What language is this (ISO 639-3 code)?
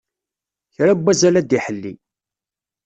kab